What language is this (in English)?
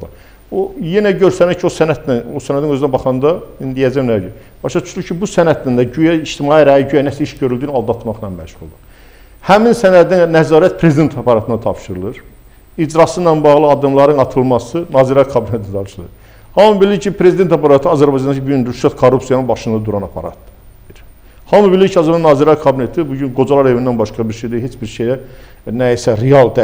Turkish